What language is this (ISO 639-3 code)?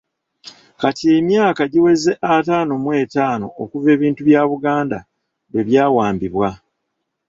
lug